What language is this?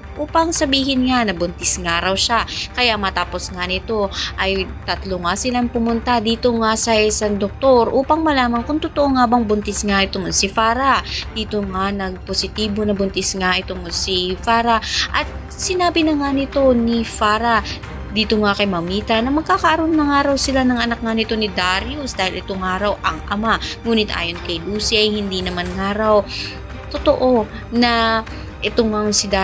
Filipino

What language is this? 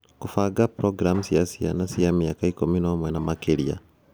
Kikuyu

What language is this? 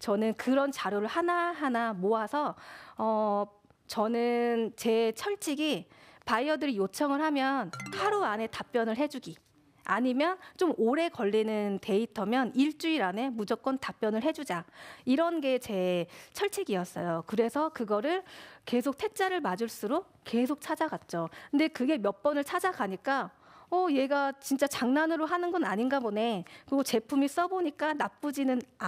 Korean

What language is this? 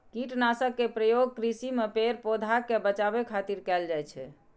Maithili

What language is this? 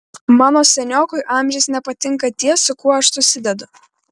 Lithuanian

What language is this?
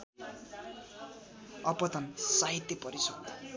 Nepali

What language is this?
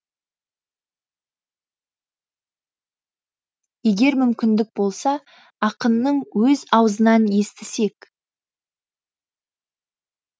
Kazakh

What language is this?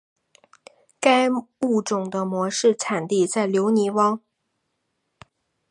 Chinese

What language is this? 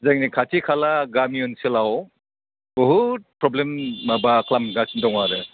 Bodo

